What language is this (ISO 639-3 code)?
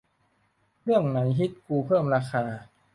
tha